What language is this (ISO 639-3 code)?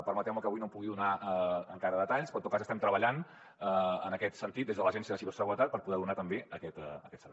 cat